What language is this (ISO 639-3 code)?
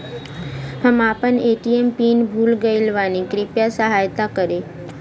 bho